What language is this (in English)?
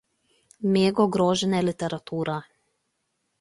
Lithuanian